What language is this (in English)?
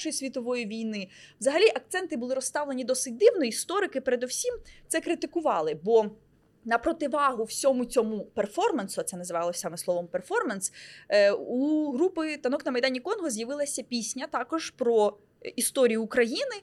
Ukrainian